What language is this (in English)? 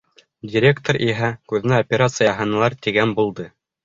Bashkir